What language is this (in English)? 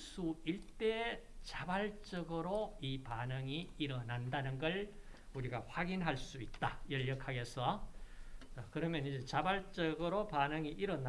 Korean